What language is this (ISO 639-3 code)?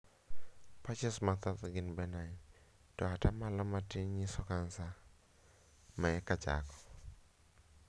luo